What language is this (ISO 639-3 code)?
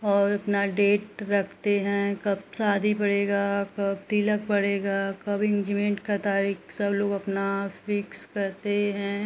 hin